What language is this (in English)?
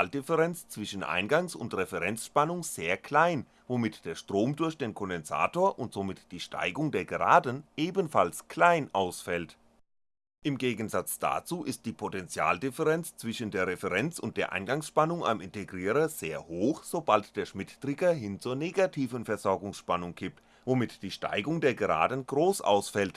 German